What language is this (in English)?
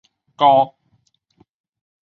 Chinese